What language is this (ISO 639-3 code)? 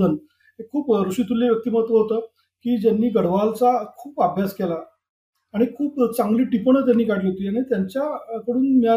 mar